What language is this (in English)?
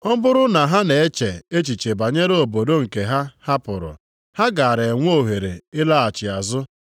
Igbo